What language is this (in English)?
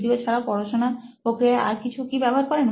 Bangla